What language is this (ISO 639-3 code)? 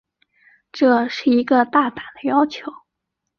zho